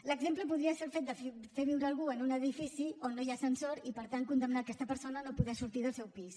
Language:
Catalan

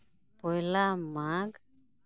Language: Santali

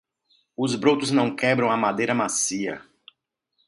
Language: Portuguese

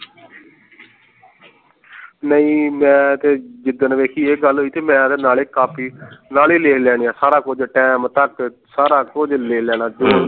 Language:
Punjabi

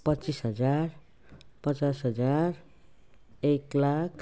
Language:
Nepali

